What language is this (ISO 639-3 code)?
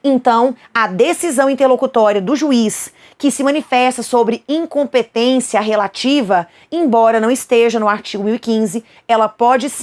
por